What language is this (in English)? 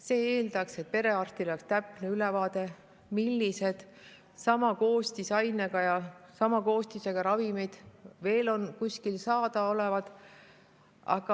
Estonian